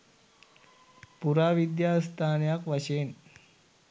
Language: Sinhala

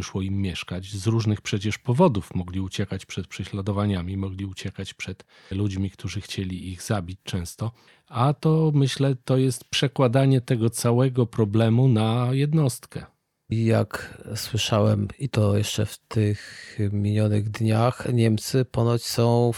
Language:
Polish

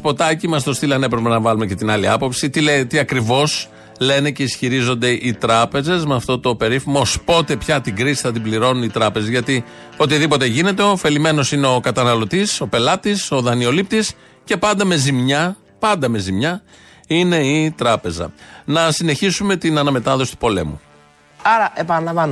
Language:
Greek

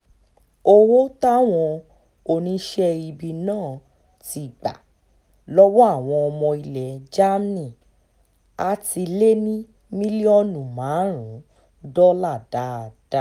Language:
Yoruba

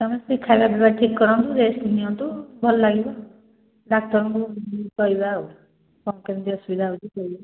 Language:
Odia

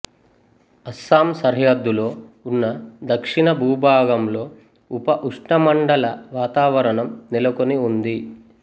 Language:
Telugu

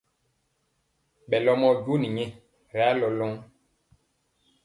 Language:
Mpiemo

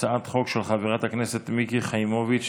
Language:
Hebrew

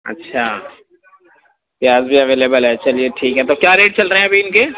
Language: Urdu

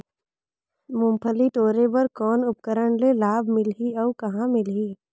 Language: Chhattisgarhi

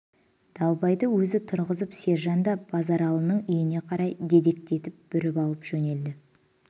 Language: Kazakh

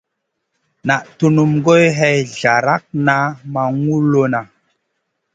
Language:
Masana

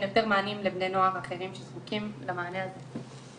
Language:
Hebrew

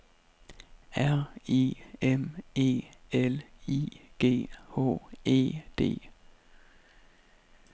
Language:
Danish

